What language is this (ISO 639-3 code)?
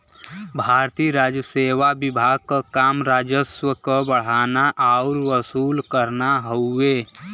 bho